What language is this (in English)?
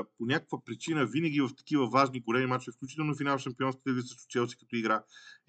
Bulgarian